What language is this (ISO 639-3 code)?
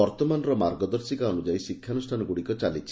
ori